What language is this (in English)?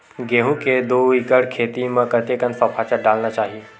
Chhattisgarhi